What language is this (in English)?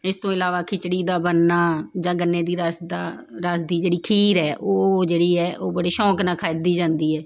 Punjabi